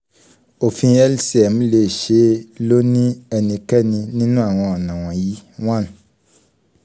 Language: Yoruba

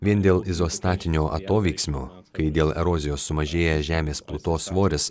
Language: Lithuanian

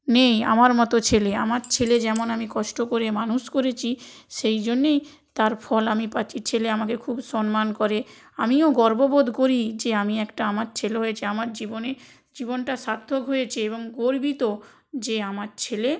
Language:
Bangla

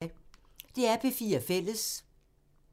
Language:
Danish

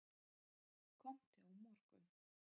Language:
Icelandic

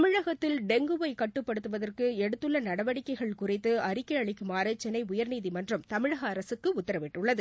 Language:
Tamil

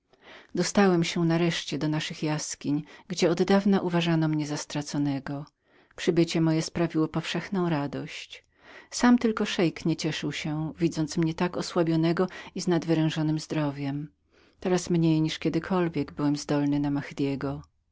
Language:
Polish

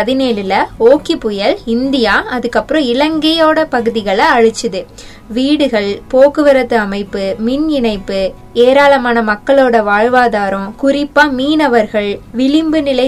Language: Tamil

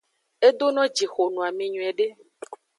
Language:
Aja (Benin)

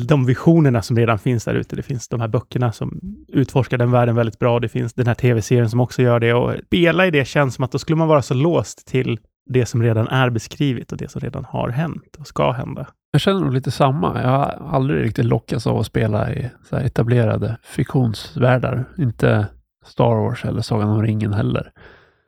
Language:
Swedish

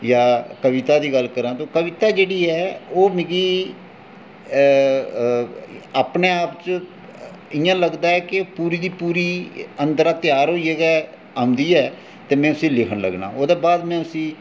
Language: Dogri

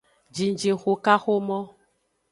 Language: Aja (Benin)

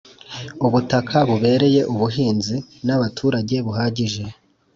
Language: Kinyarwanda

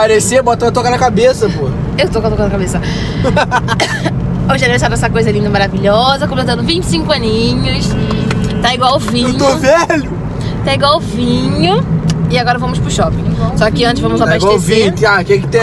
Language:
Portuguese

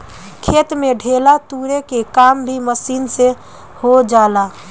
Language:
Bhojpuri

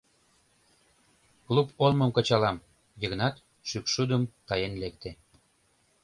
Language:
Mari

